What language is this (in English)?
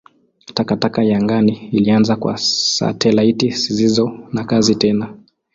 Swahili